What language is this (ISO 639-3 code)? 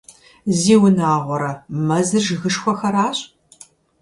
kbd